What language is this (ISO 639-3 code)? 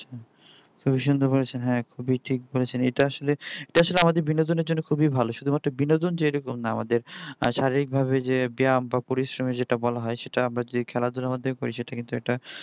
ben